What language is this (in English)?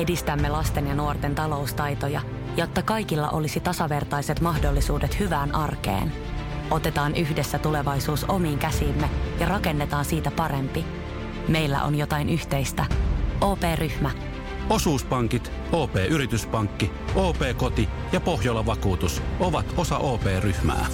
Finnish